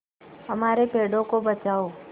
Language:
Hindi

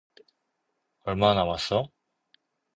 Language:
Korean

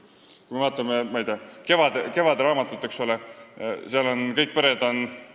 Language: Estonian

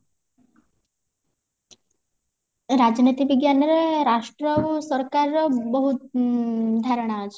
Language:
Odia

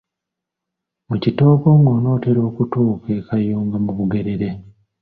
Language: Ganda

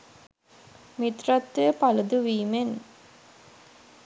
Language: Sinhala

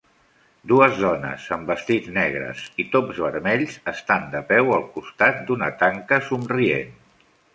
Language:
Catalan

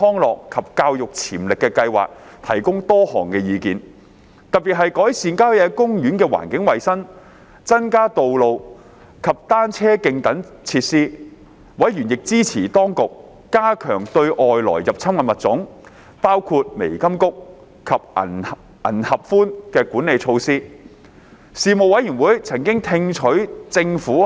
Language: Cantonese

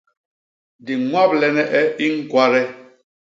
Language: Basaa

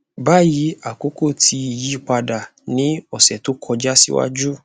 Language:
Yoruba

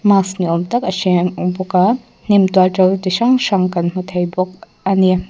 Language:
Mizo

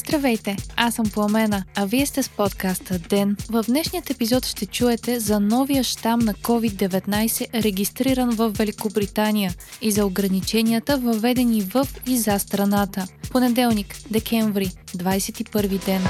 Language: Bulgarian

